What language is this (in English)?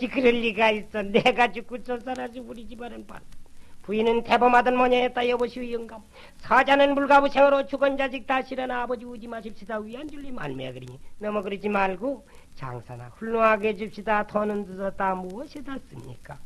Korean